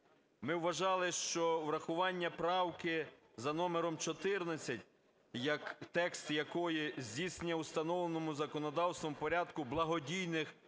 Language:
Ukrainian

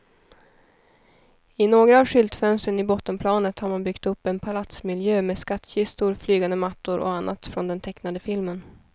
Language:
Swedish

